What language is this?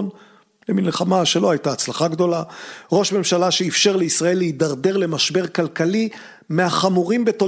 Hebrew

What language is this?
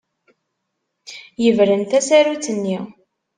Kabyle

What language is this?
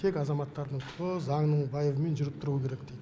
Kazakh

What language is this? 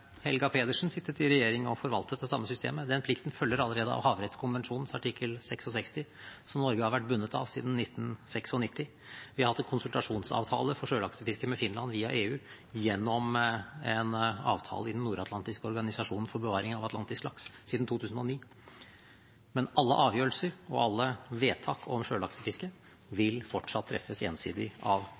Norwegian Bokmål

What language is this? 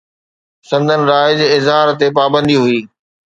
Sindhi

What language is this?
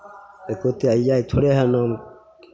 Maithili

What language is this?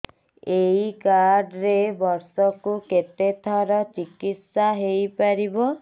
Odia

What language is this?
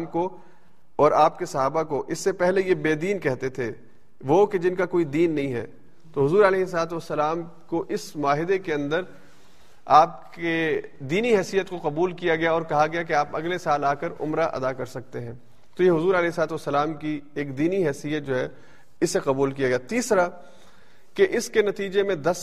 Urdu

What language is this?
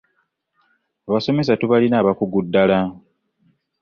Ganda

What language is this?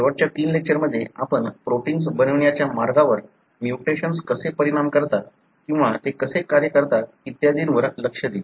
Marathi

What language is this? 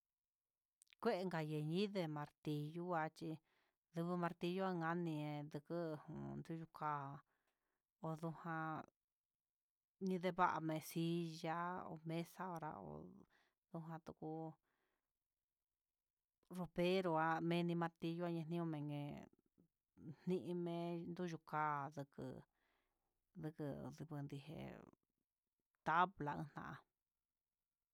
Huitepec Mixtec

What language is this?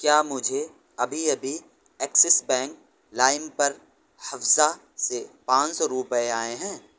Urdu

